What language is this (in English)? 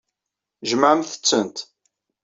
Kabyle